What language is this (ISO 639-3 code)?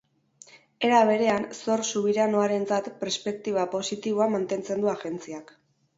eus